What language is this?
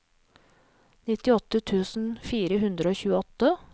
Norwegian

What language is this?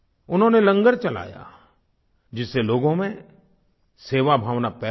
Hindi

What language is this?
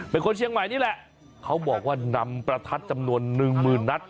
Thai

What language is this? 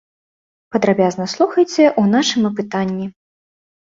Belarusian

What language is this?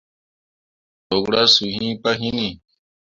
Mundang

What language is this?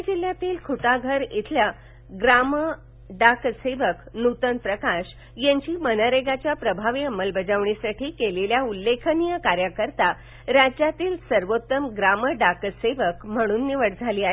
Marathi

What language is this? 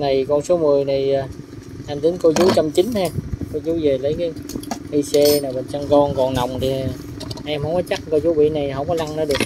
Vietnamese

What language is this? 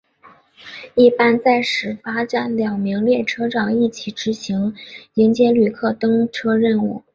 Chinese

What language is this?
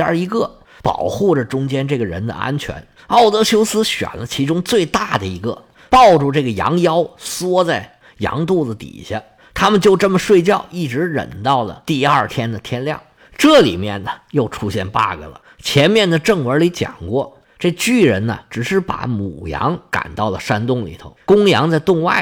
Chinese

